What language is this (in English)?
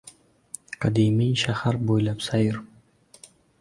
Uzbek